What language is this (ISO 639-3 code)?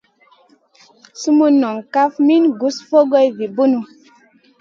mcn